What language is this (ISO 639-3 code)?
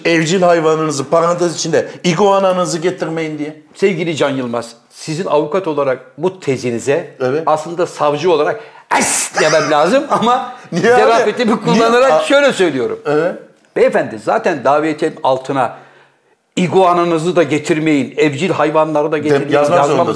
tur